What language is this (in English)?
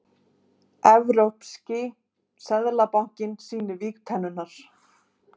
Icelandic